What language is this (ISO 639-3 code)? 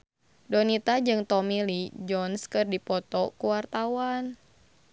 sun